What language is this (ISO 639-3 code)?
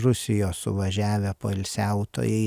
lit